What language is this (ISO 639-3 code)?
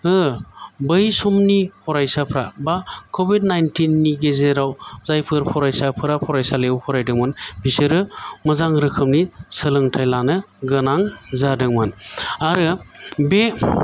brx